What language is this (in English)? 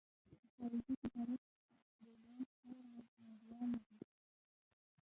Pashto